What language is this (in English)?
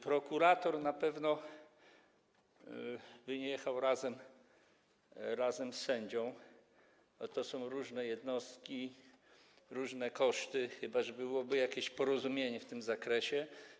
Polish